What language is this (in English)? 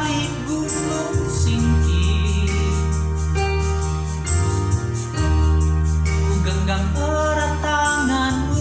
Indonesian